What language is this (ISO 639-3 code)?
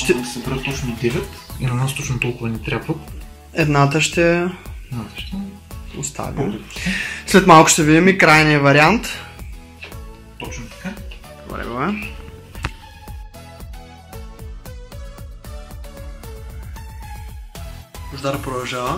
bul